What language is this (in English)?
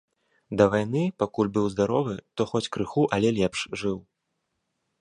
Belarusian